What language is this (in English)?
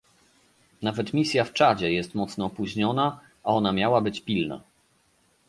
Polish